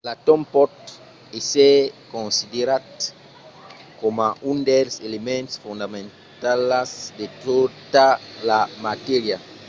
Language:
Occitan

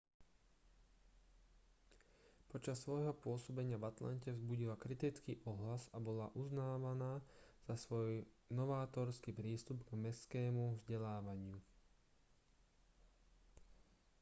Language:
Slovak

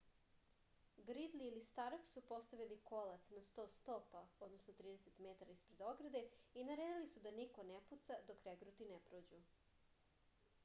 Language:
Serbian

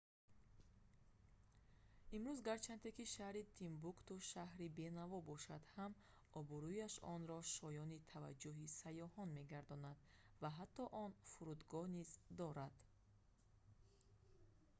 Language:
Tajik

